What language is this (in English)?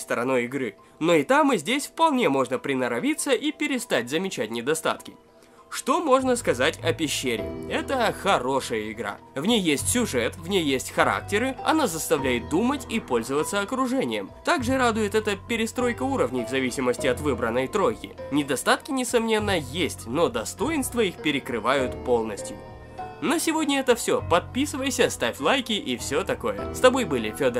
Russian